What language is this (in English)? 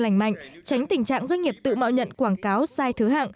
Vietnamese